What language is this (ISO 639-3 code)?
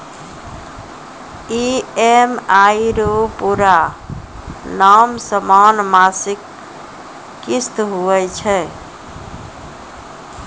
mai